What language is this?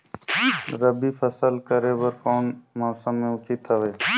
Chhattisgarhi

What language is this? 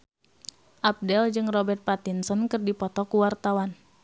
Sundanese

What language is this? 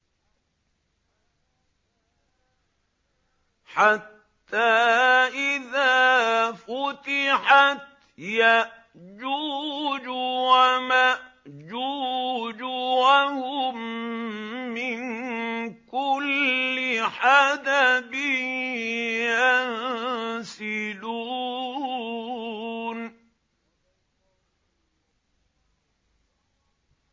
Arabic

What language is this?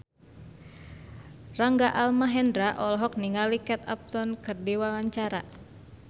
Sundanese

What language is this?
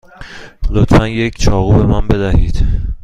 Persian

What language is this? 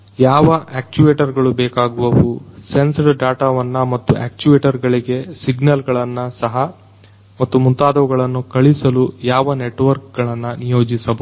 Kannada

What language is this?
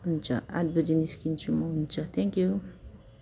Nepali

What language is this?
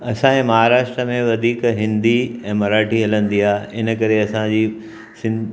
Sindhi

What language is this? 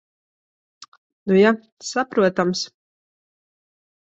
Latvian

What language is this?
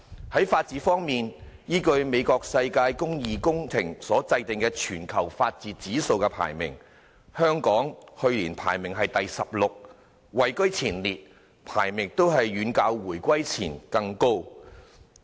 Cantonese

